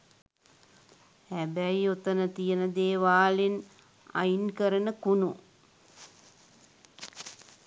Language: Sinhala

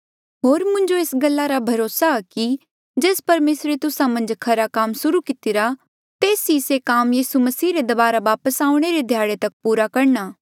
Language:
Mandeali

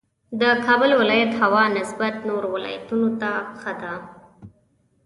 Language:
Pashto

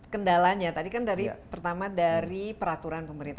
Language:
Indonesian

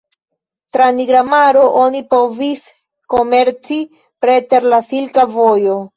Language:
Esperanto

